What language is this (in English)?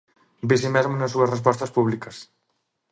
Galician